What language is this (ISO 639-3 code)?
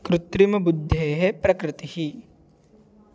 san